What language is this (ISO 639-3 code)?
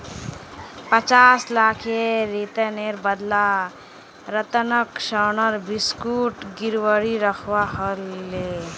mag